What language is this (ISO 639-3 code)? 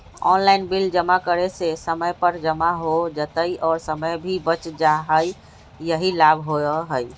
mag